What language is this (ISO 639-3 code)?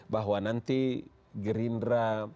ind